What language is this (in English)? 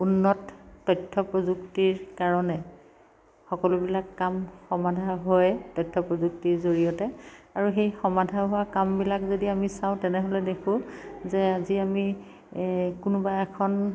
Assamese